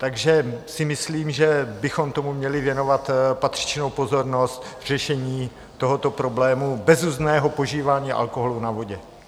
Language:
Czech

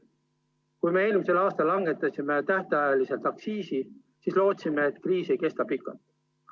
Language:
Estonian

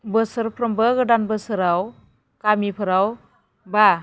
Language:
Bodo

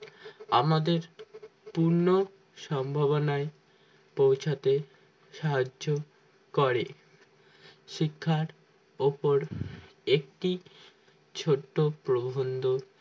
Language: Bangla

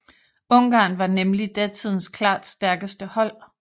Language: Danish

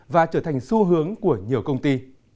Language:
Vietnamese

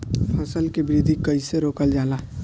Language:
Bhojpuri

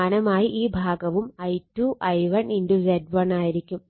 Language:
Malayalam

